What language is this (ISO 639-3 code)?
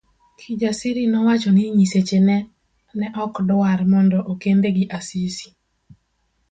luo